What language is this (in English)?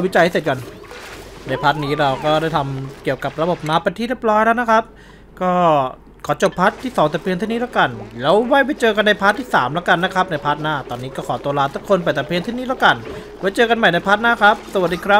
Thai